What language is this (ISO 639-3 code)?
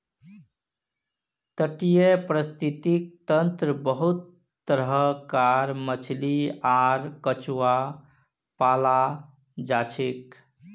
mag